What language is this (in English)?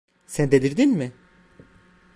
Turkish